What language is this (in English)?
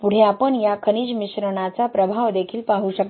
Marathi